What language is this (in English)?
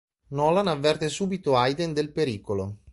Italian